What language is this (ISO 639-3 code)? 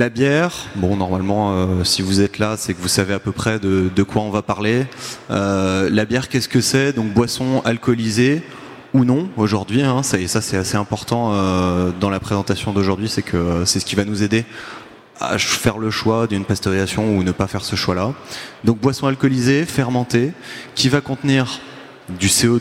fra